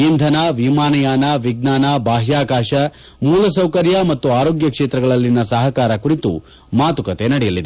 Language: Kannada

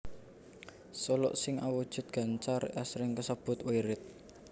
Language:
Javanese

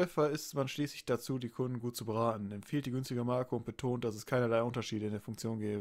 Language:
German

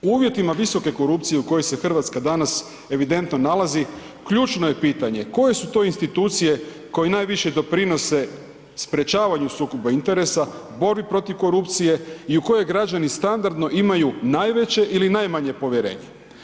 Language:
Croatian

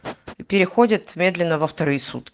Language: Russian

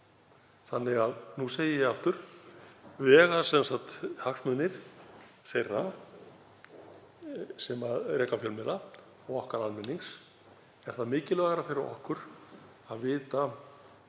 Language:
Icelandic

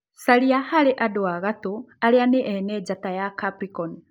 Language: Kikuyu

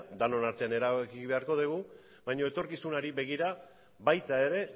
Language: Basque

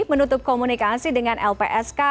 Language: Indonesian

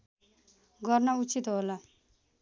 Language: Nepali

